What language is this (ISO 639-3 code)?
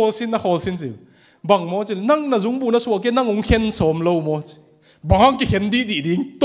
tha